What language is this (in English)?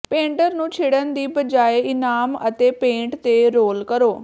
Punjabi